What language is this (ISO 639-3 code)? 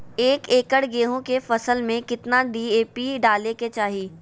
mag